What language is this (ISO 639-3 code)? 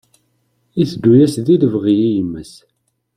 kab